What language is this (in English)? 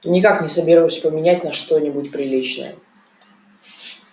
Russian